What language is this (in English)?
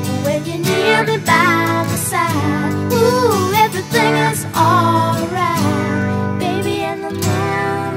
English